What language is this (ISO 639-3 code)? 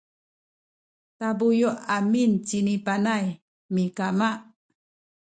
szy